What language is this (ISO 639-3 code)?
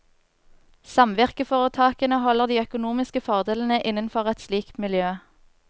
nor